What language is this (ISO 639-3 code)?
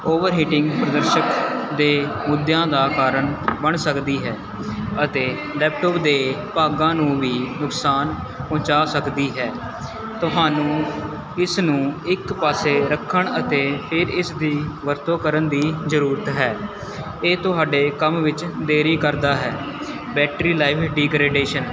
pan